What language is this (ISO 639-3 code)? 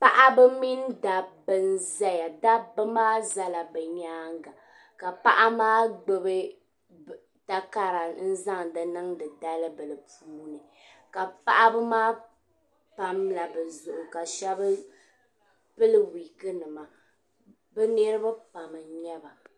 dag